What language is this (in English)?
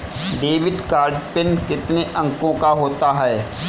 Hindi